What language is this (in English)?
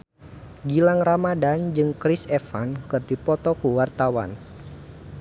Sundanese